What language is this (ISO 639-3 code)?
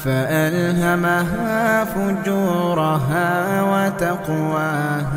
ara